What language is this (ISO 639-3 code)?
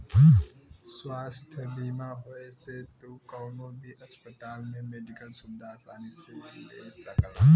bho